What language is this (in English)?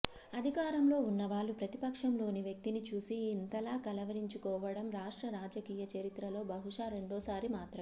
Telugu